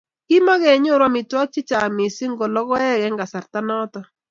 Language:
Kalenjin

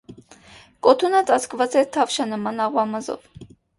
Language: Armenian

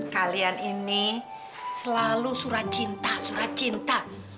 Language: Indonesian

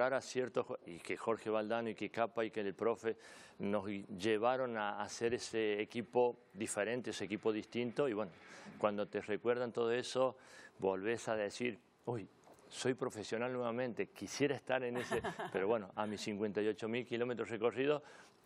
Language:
Spanish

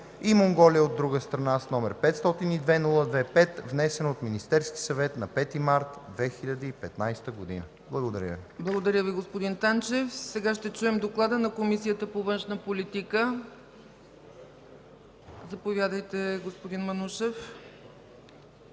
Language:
Bulgarian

